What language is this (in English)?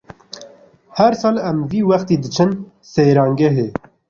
Kurdish